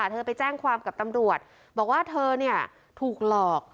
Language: Thai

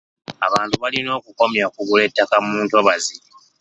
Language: Ganda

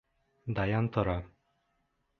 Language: Bashkir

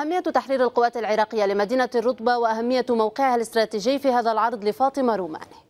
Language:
Arabic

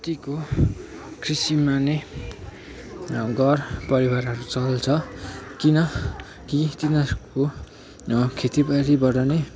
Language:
Nepali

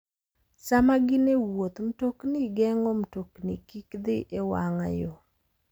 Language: Luo (Kenya and Tanzania)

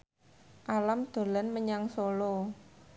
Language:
Javanese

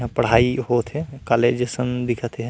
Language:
Chhattisgarhi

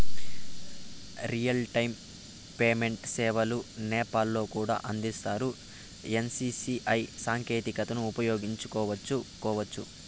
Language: Telugu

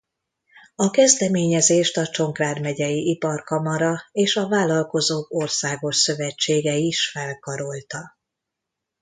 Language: Hungarian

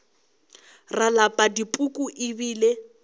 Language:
Northern Sotho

